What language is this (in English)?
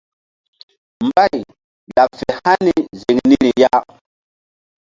Mbum